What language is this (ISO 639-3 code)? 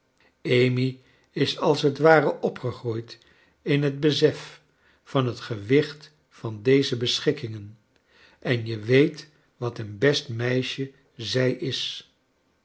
nld